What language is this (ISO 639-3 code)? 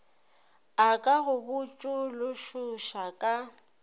nso